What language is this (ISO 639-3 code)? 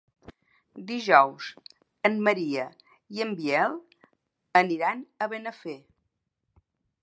cat